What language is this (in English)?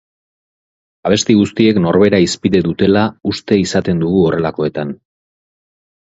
Basque